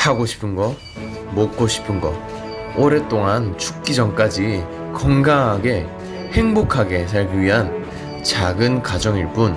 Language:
Korean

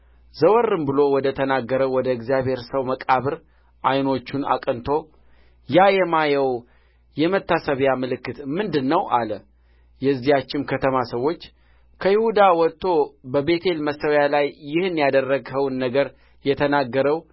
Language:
Amharic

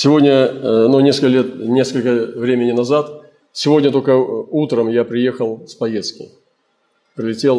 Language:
Russian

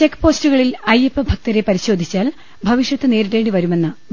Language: Malayalam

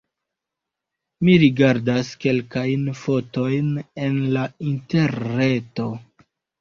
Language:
Esperanto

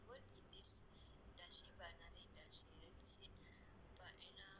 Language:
English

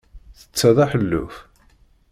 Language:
Kabyle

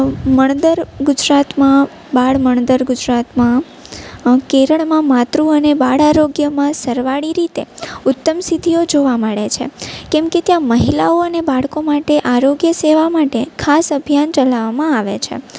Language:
Gujarati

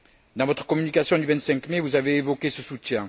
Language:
French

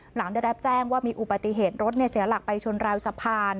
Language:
Thai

